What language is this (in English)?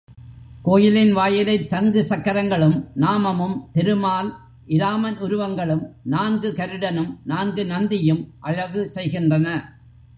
Tamil